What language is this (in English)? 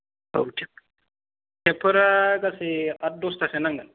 Bodo